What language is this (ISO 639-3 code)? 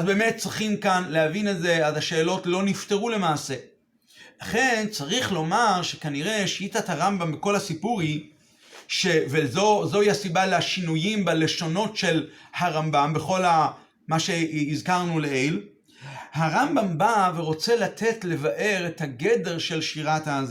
heb